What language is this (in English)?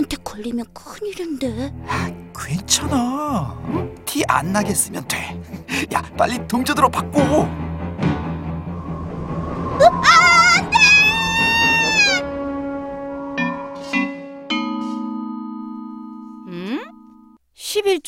Korean